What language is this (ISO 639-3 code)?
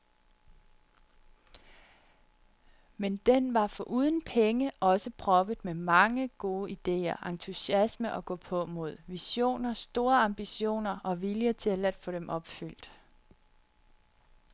dan